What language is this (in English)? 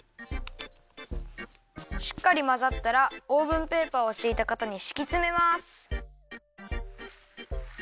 Japanese